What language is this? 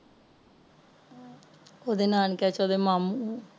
Punjabi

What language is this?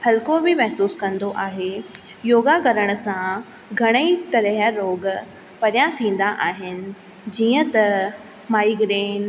Sindhi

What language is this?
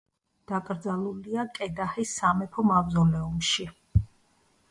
Georgian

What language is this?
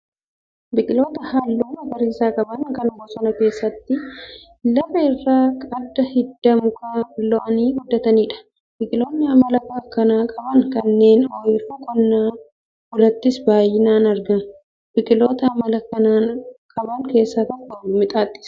Oromo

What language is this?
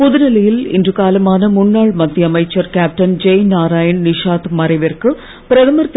Tamil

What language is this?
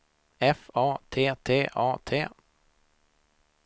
Swedish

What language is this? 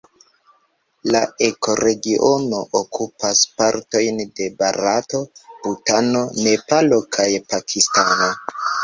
Esperanto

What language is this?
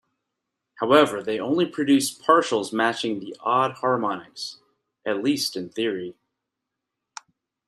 English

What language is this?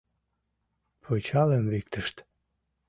Mari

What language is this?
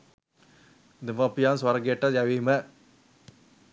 Sinhala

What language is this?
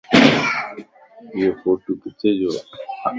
Lasi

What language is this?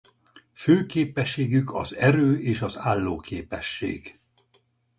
Hungarian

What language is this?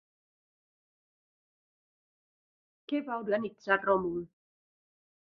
Catalan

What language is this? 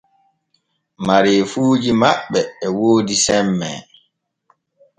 Borgu Fulfulde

